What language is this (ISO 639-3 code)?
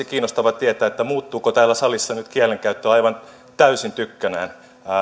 fin